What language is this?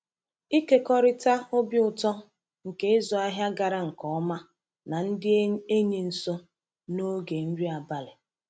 Igbo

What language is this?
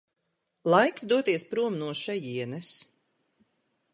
Latvian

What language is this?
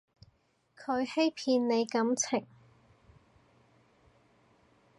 Cantonese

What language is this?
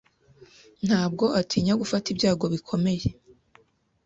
Kinyarwanda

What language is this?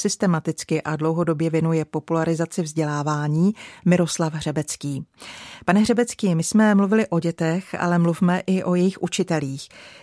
Czech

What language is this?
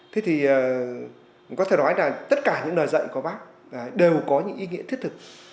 Vietnamese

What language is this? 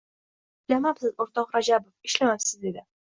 Uzbek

